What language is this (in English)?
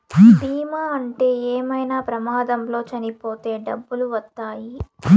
Telugu